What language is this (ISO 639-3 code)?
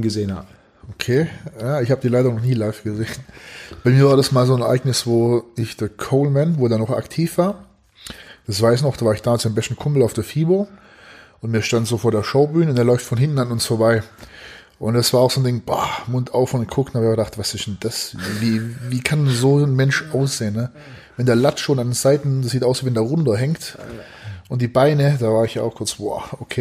deu